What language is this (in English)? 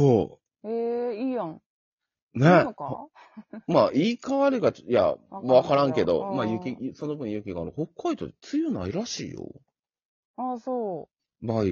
Japanese